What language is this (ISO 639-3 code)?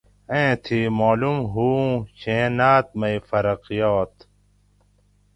gwc